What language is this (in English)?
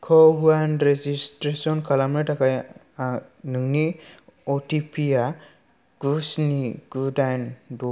Bodo